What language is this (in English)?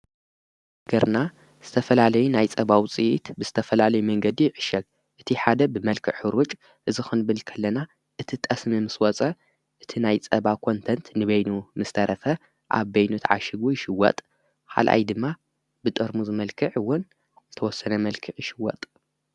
Tigrinya